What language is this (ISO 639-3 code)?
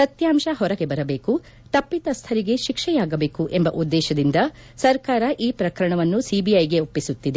kan